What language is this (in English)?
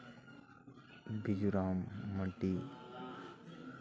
Santali